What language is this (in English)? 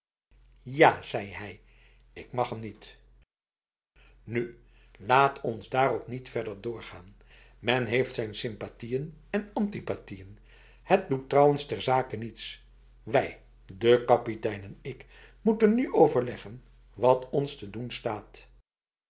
Dutch